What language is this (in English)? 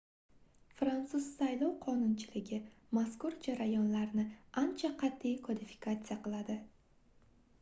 Uzbek